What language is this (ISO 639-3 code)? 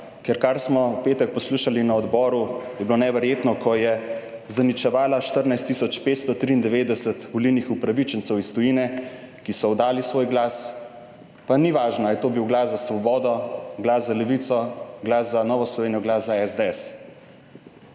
slv